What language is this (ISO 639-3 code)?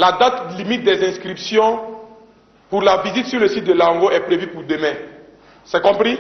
fra